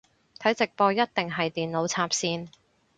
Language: Cantonese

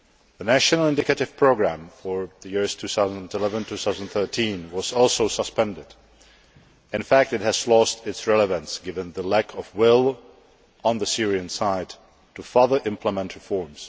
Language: English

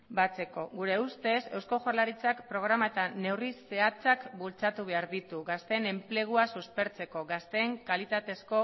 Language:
Basque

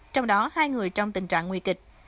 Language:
Vietnamese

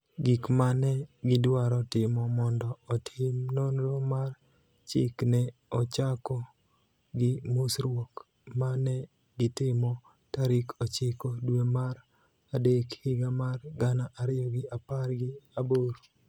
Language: Luo (Kenya and Tanzania)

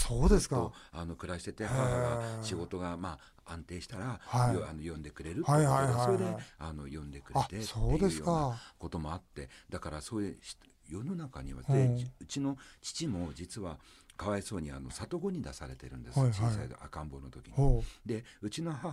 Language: Japanese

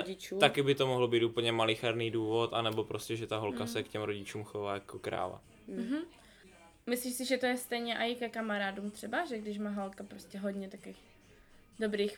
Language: Czech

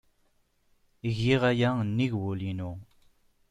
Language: Kabyle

